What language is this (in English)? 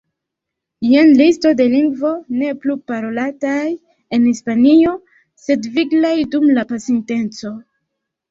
Esperanto